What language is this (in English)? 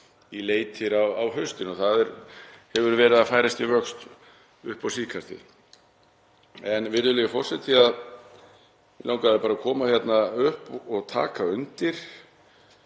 Icelandic